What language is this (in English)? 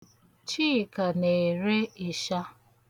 Igbo